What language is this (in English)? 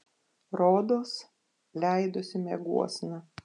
Lithuanian